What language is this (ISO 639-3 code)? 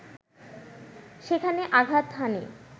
ben